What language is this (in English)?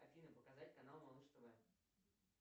Russian